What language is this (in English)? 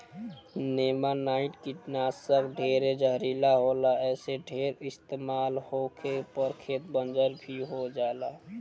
Bhojpuri